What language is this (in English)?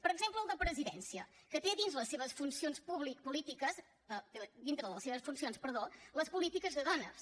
Catalan